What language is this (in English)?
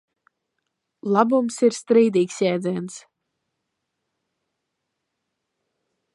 Latvian